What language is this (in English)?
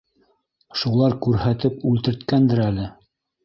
Bashkir